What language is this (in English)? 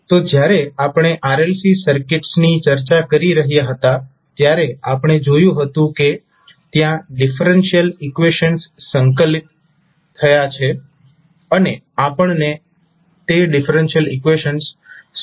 Gujarati